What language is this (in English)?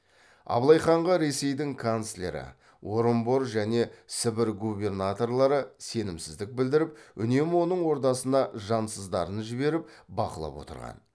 Kazakh